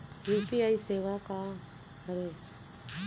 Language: Chhattisgarhi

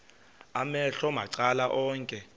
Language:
Xhosa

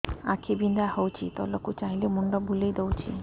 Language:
Odia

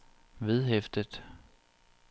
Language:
Danish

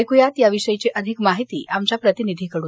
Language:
Marathi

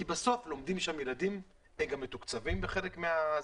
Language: Hebrew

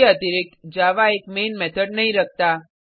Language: Hindi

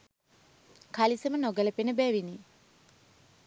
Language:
Sinhala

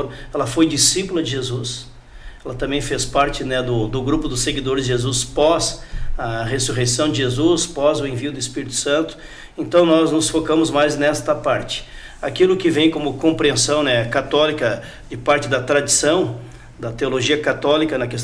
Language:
Portuguese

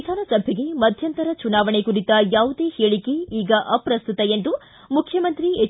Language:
Kannada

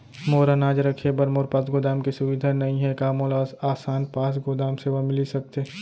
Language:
Chhattisgarhi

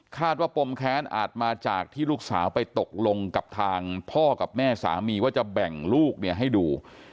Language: Thai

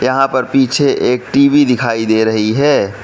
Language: Hindi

